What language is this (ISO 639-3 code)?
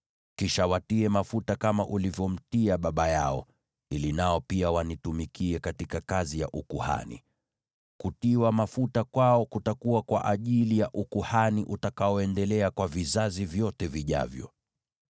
swa